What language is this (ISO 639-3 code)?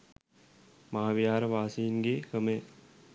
sin